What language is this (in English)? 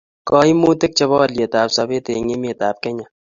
Kalenjin